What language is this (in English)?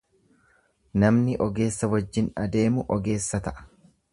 Oromo